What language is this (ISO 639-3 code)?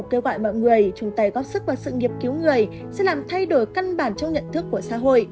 vie